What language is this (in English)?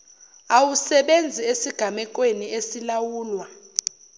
Zulu